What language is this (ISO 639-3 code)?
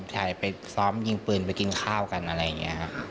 tha